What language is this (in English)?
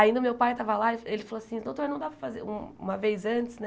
Portuguese